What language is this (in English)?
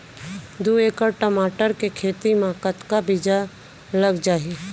Chhattisgarhi